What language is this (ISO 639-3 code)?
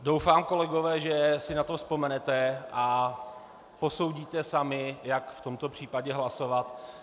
ces